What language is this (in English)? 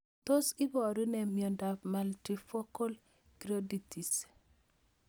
Kalenjin